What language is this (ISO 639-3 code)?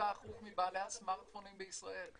heb